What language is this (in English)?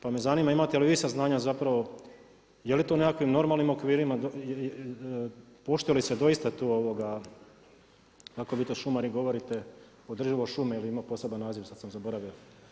Croatian